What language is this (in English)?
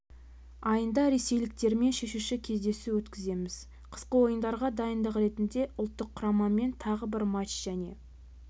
Kazakh